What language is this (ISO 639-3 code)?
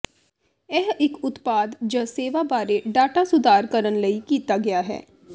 pan